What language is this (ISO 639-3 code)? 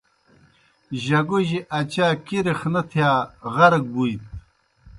plk